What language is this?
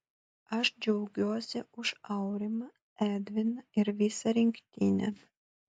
Lithuanian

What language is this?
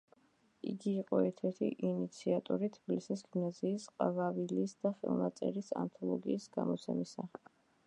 Georgian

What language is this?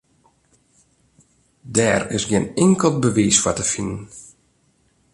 Western Frisian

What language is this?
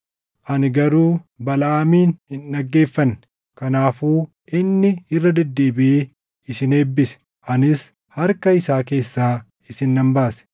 Oromo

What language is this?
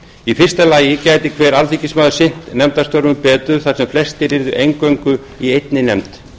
Icelandic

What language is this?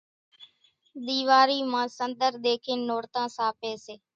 Kachi Koli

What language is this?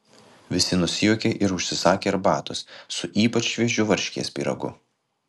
Lithuanian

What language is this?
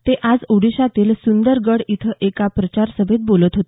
Marathi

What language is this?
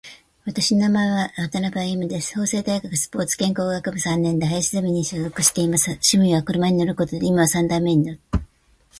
Japanese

